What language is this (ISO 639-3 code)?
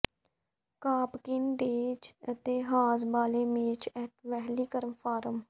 pan